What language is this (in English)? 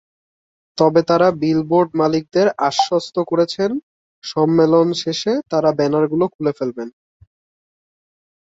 Bangla